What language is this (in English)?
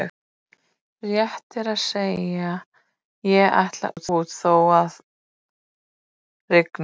Icelandic